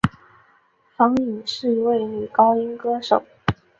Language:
Chinese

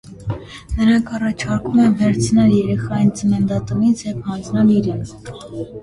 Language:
Armenian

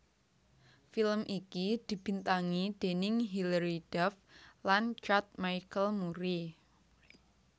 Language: Javanese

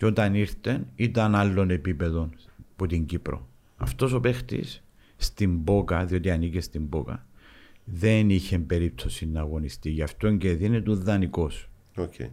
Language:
Greek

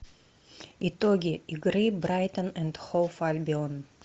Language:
Russian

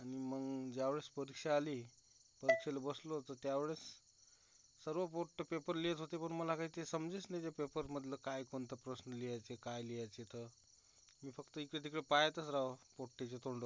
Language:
Marathi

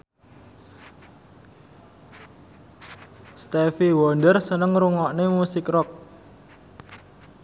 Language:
Javanese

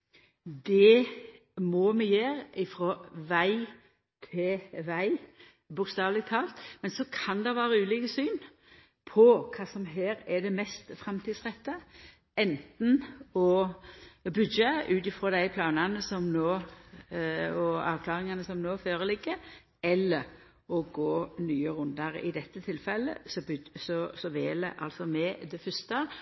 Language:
Norwegian Nynorsk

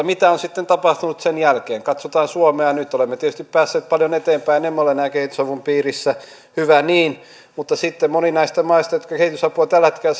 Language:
Finnish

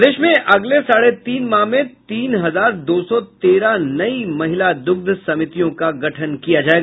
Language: Hindi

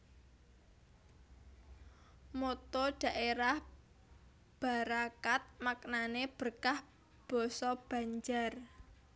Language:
Javanese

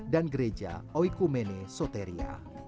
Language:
Indonesian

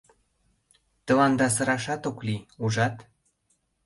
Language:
Mari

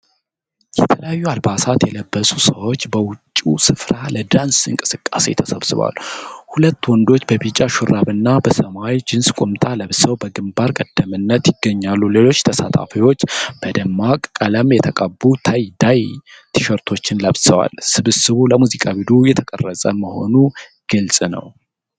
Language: Amharic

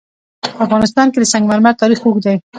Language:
Pashto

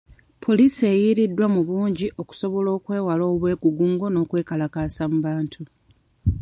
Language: Ganda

